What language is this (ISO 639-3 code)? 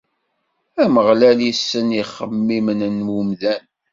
kab